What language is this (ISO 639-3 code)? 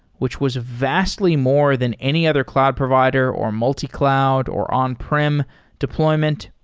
eng